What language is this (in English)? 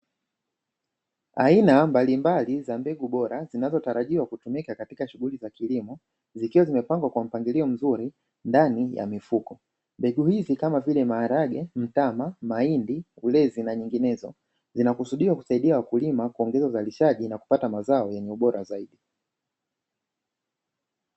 Swahili